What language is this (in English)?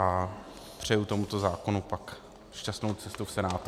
Czech